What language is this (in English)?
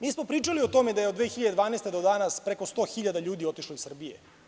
Serbian